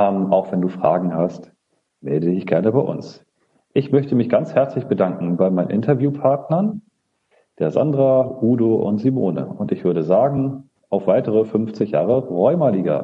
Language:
German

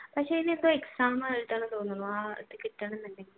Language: Malayalam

